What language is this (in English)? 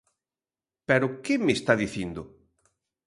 Galician